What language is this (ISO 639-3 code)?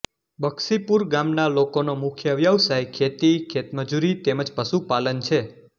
guj